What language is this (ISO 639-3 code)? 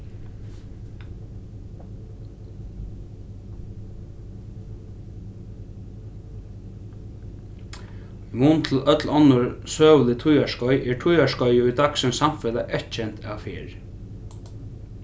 fao